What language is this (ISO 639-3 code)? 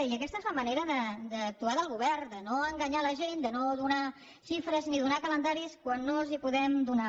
cat